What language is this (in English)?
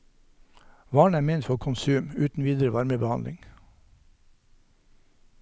Norwegian